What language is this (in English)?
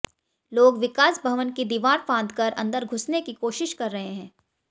Hindi